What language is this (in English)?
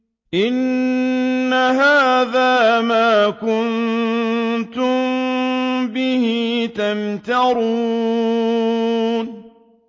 Arabic